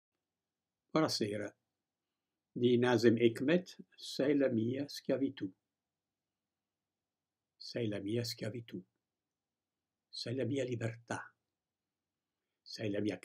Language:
Italian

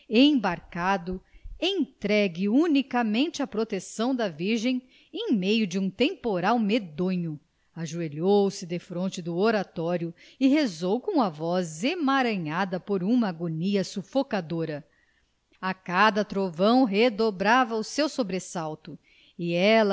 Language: Portuguese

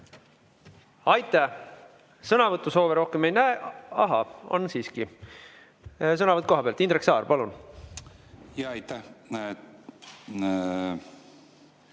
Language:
Estonian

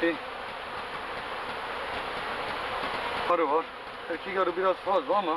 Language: Turkish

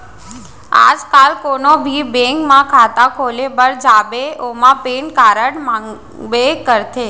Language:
Chhattisgarhi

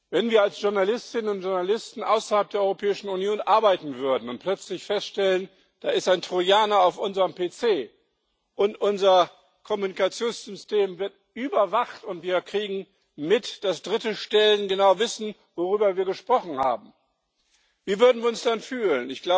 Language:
German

